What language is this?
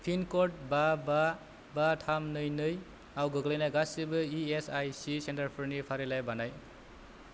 Bodo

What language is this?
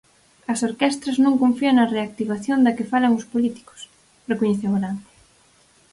Galician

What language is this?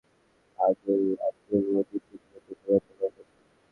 Bangla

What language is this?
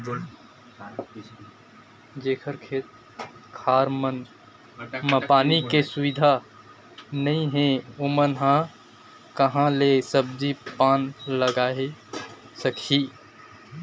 Chhattisgarhi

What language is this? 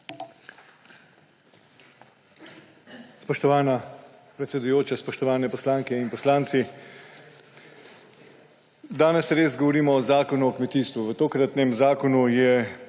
Slovenian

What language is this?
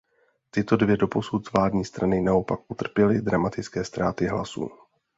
Czech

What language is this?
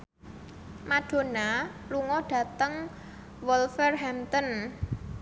Javanese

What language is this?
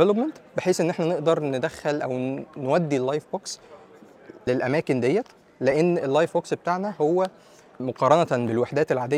Arabic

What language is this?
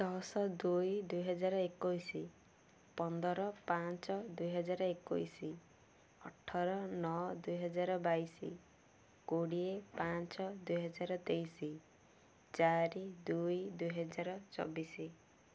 Odia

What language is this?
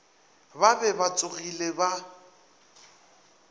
Northern Sotho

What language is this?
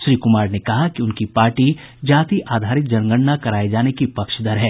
Hindi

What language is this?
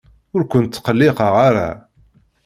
Kabyle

